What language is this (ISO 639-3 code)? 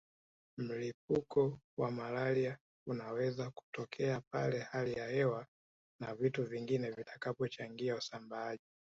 swa